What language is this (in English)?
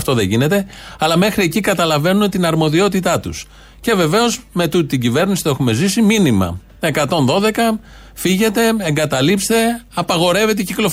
Greek